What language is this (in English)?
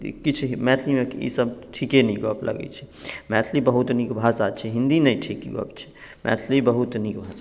Maithili